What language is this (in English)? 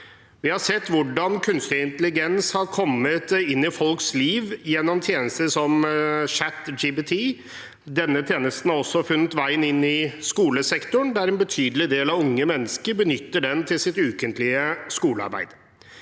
Norwegian